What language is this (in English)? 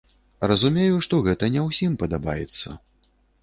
Belarusian